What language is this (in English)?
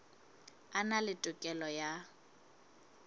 Southern Sotho